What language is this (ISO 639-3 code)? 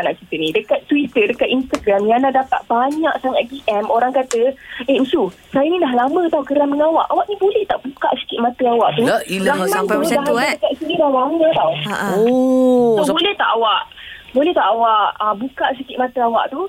msa